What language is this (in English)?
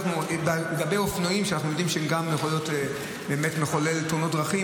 Hebrew